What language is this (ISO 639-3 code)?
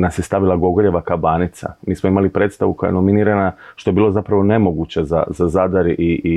hrv